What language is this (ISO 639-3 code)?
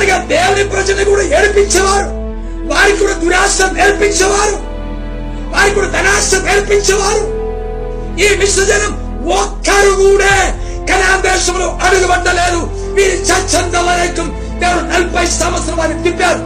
tel